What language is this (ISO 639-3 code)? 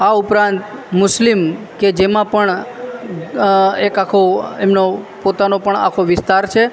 guj